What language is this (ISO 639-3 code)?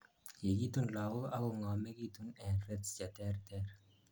kln